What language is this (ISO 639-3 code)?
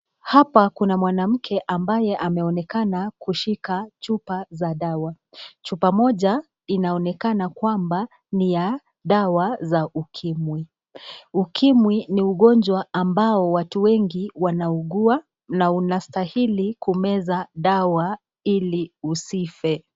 swa